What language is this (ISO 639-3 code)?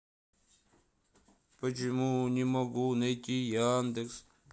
rus